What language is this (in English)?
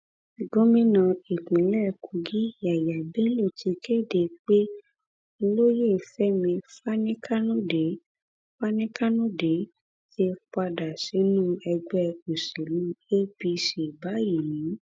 Yoruba